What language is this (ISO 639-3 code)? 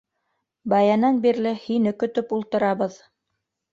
bak